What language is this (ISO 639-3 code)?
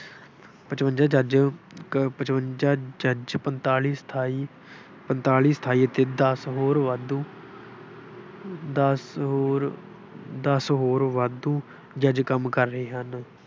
pan